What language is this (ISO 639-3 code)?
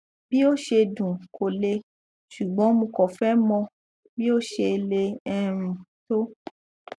yor